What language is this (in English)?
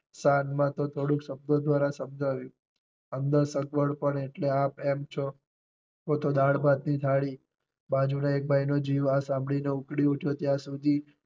Gujarati